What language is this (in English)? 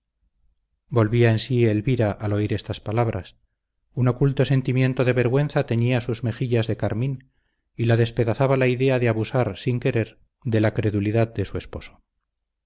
Spanish